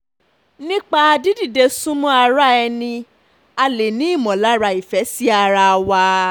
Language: Yoruba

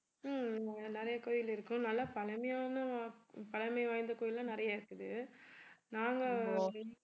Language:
Tamil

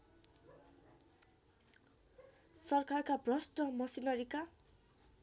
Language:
Nepali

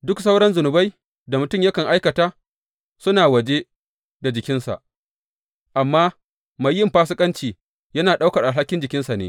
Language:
Hausa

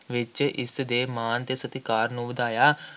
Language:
Punjabi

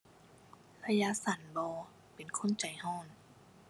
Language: Thai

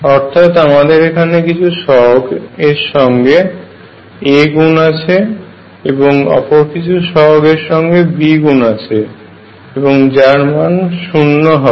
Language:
Bangla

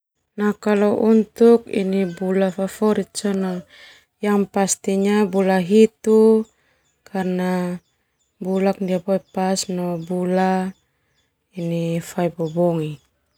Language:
Termanu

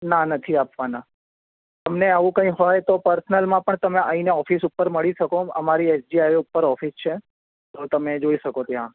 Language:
Gujarati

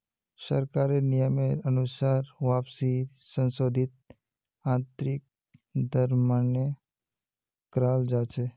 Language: Magahi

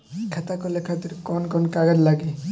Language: Bhojpuri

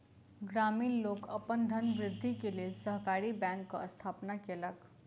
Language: Maithili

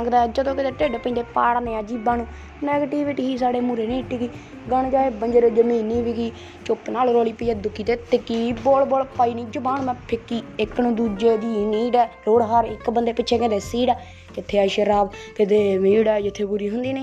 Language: Punjabi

